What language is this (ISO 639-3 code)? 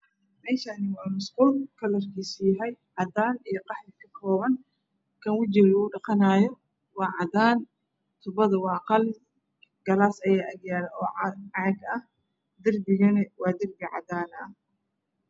som